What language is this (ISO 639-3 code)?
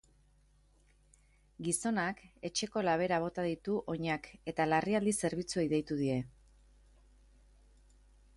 eus